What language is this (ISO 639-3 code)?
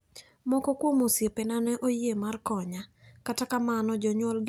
luo